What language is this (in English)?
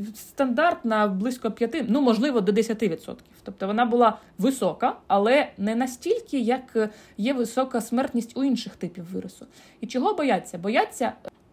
Ukrainian